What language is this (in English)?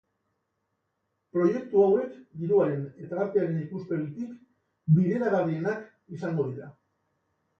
Basque